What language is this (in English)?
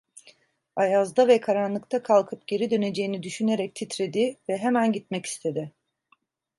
Turkish